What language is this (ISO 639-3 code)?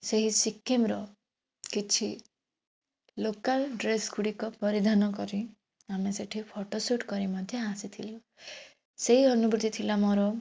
ori